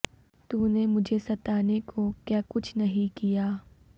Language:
Urdu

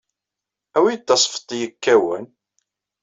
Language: Kabyle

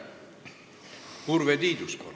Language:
Estonian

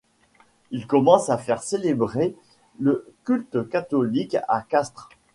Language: French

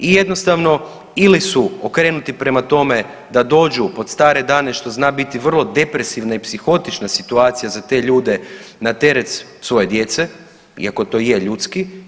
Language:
Croatian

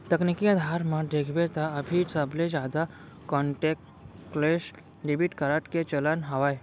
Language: Chhattisgarhi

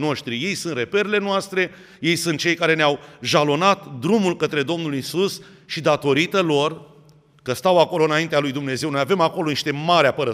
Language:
Romanian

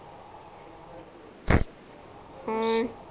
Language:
Punjabi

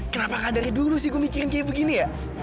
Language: Indonesian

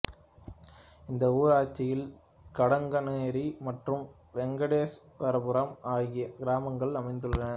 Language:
Tamil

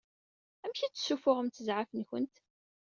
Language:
Kabyle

